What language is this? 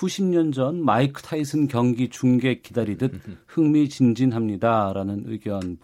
Korean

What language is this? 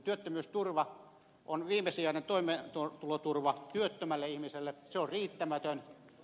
Finnish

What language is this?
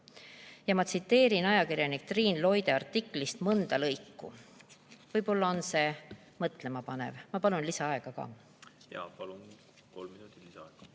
Estonian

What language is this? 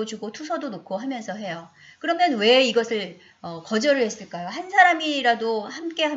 Korean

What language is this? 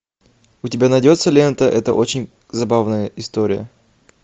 Russian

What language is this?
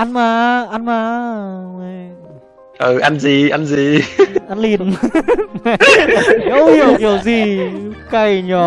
Vietnamese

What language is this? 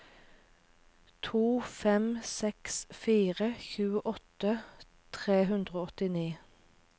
Norwegian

